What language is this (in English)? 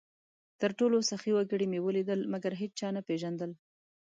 Pashto